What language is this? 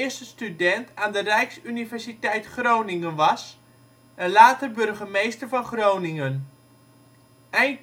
Dutch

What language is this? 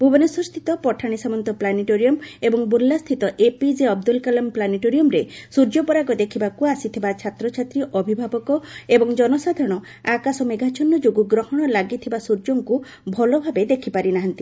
Odia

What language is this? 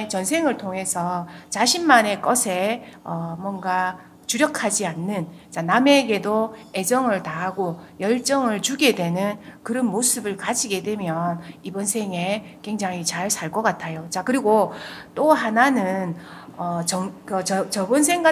Korean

